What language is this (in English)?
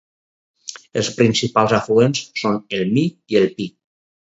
Catalan